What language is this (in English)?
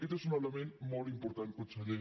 Catalan